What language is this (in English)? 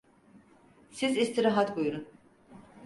Turkish